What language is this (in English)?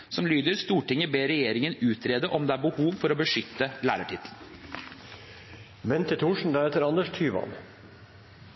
Norwegian Bokmål